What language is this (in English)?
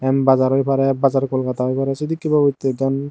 Chakma